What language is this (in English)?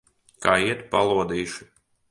Latvian